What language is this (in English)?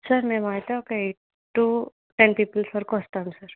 Telugu